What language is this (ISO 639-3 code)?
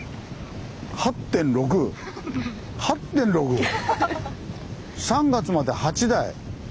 jpn